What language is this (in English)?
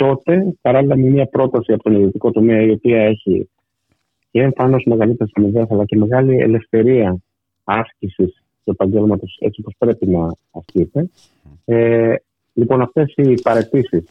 Greek